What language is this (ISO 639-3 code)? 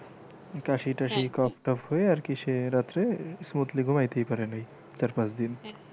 ben